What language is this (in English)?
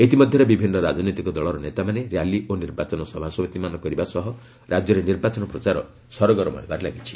Odia